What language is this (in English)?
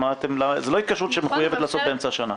Hebrew